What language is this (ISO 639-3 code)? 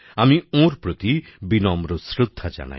ben